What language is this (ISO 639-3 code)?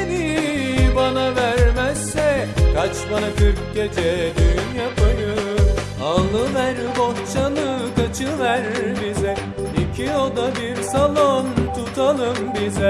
tur